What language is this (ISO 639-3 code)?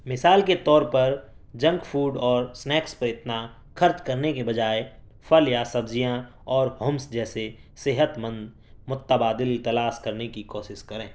urd